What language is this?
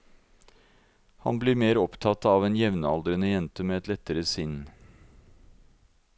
Norwegian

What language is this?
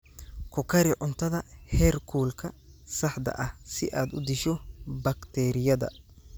Somali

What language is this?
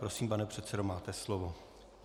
Czech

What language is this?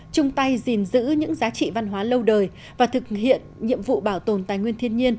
Vietnamese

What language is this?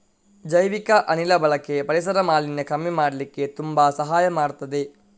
Kannada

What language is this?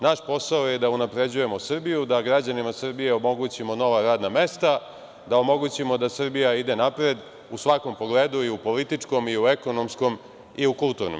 Serbian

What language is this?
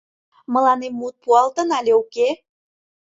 Mari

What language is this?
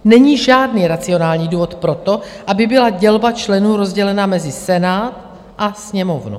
Czech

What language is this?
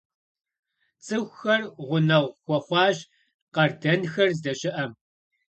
Kabardian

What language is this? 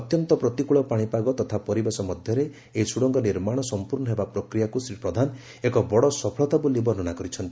Odia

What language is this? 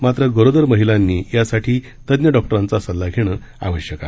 Marathi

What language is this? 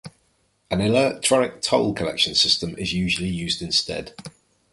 English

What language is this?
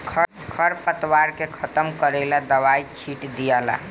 Bhojpuri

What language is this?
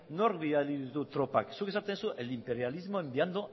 Basque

